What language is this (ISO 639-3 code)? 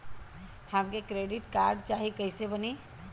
bho